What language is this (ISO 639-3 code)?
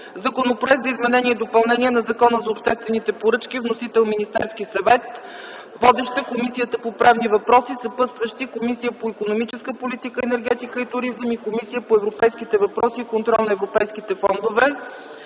bul